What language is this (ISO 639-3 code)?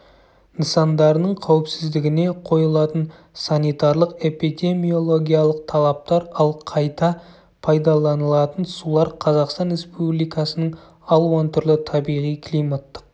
kaz